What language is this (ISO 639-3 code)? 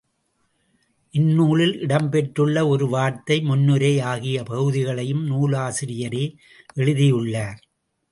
tam